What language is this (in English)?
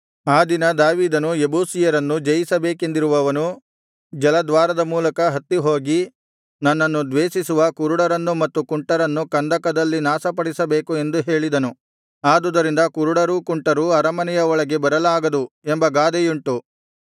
Kannada